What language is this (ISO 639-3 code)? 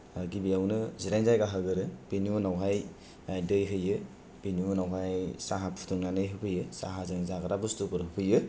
brx